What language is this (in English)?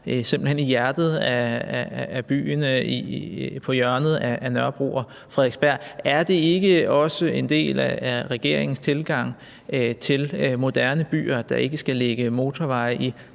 Danish